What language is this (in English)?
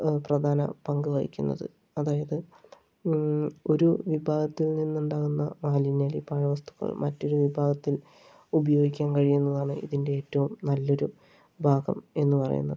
Malayalam